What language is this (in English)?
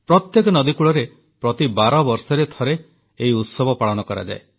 Odia